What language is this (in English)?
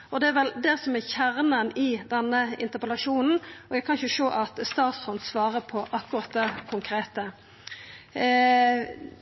Norwegian Nynorsk